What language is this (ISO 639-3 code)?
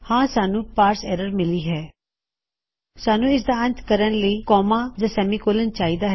pan